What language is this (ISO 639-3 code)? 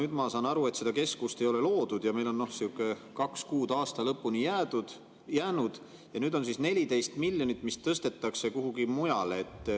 est